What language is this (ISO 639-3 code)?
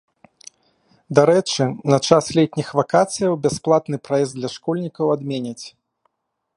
bel